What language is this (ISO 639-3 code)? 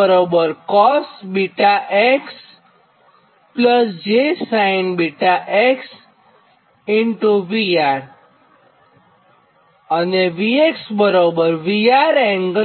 guj